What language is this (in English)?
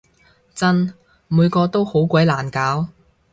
Cantonese